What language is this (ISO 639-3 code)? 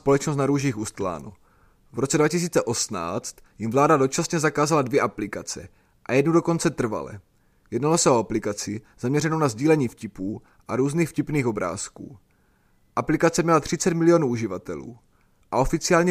ces